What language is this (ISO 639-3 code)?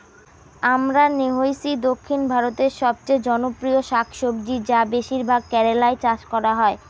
ben